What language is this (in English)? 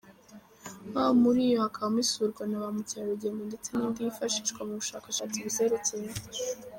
Kinyarwanda